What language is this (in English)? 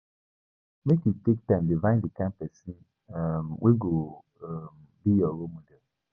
Nigerian Pidgin